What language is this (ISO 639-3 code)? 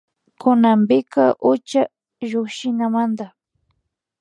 qvi